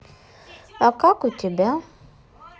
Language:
Russian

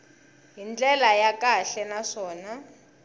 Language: Tsonga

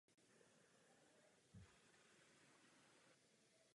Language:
Czech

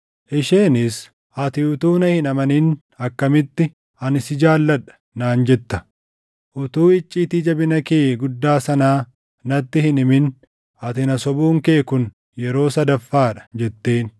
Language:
Oromo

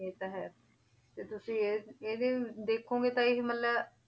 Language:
Punjabi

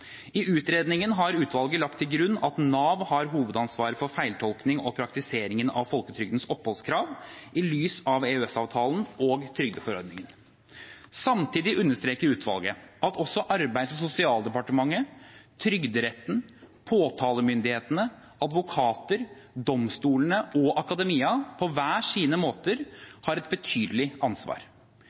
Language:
Norwegian Bokmål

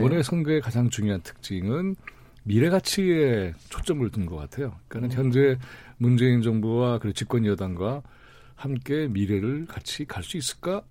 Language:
Korean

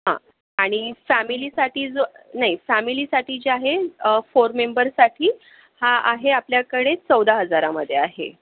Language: Marathi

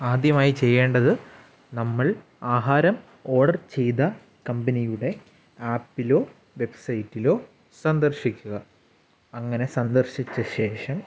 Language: Malayalam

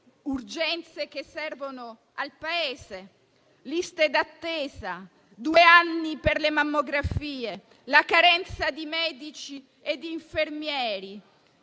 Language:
Italian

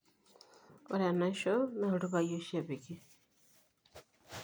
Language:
Masai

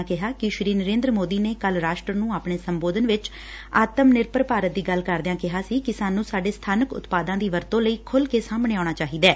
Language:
Punjabi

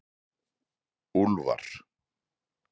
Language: Icelandic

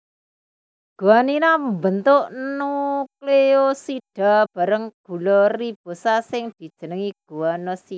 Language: Javanese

